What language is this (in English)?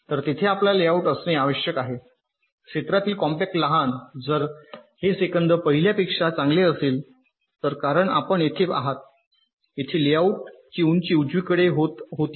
Marathi